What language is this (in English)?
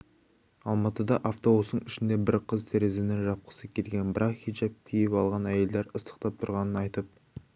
Kazakh